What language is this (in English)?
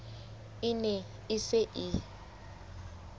Southern Sotho